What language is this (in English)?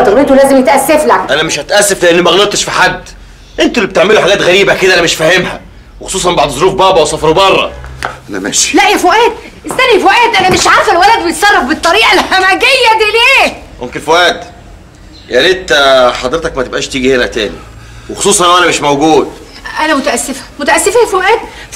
Arabic